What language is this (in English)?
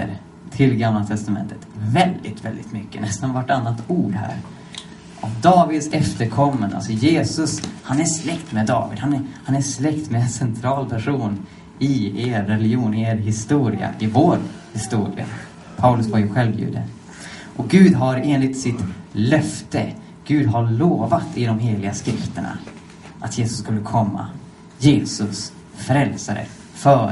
Swedish